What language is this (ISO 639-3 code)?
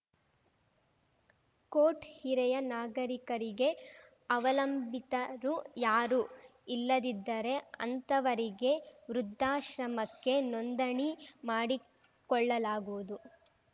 kan